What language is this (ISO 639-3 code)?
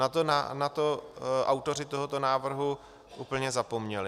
ces